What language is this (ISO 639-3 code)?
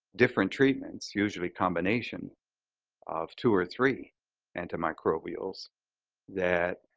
eng